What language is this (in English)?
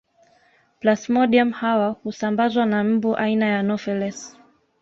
Swahili